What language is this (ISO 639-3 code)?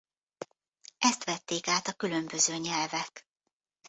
hun